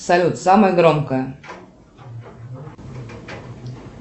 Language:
Russian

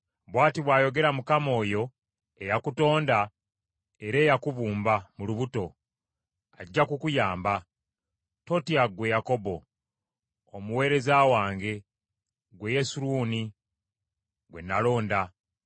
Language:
Ganda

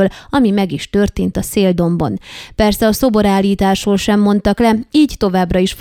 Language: Hungarian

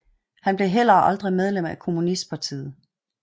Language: Danish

